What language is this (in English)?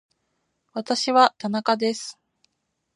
Japanese